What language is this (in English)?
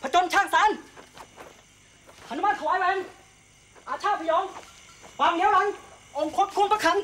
Thai